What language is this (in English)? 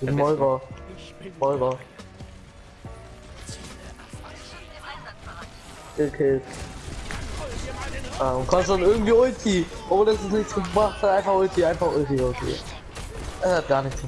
German